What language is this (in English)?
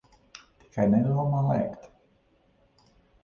Latvian